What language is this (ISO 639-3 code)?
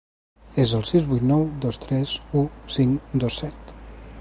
cat